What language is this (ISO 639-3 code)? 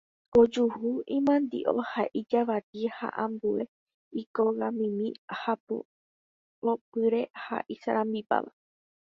grn